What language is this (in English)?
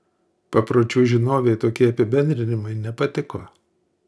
Lithuanian